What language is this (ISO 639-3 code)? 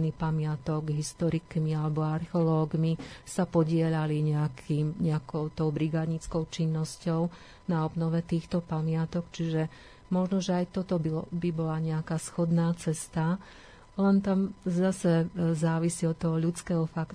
slk